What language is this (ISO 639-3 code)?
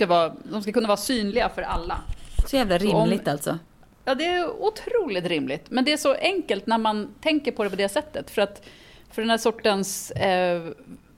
swe